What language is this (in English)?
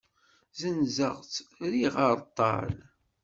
Kabyle